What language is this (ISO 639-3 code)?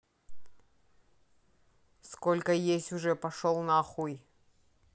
rus